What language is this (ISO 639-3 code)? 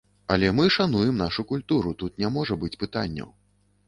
bel